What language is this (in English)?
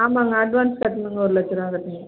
Tamil